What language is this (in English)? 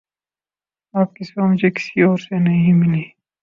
Urdu